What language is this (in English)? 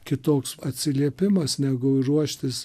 Lithuanian